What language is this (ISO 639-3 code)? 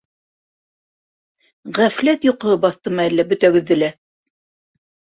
bak